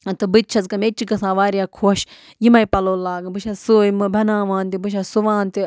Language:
Kashmiri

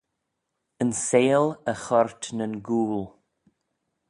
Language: Manx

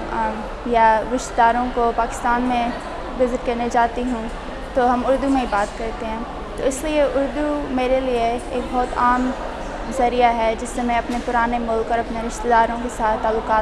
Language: Urdu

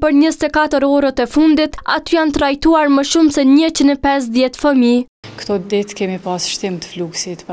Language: Romanian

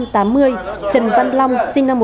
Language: Vietnamese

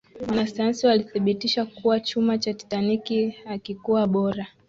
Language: Swahili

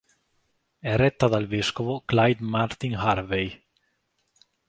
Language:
Italian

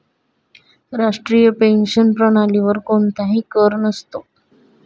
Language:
Marathi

